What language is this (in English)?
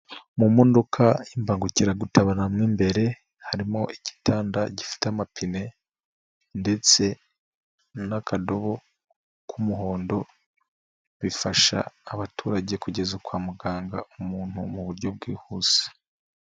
Kinyarwanda